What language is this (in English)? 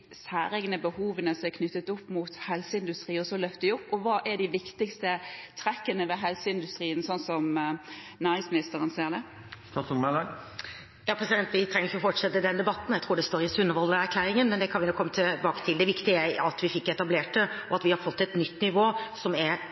Norwegian Bokmål